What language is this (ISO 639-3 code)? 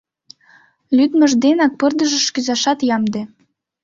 chm